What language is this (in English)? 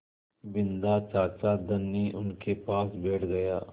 Hindi